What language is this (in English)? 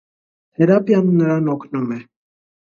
Armenian